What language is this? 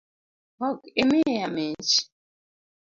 Luo (Kenya and Tanzania)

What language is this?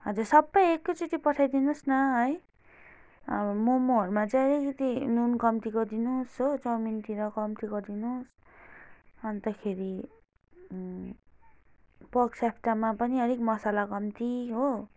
Nepali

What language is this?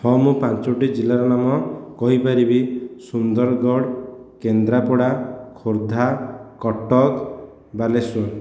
Odia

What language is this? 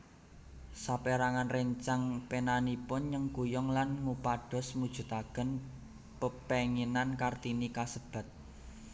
Javanese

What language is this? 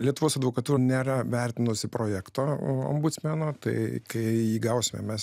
Lithuanian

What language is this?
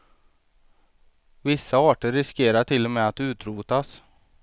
Swedish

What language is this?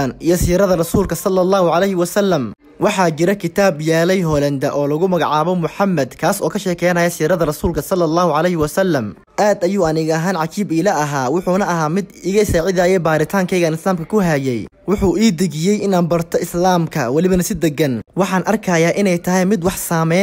Arabic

